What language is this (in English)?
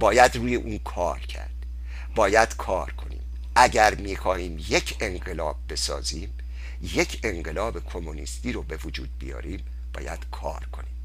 Persian